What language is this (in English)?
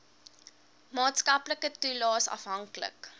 Afrikaans